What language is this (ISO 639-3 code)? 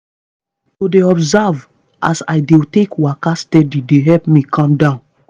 pcm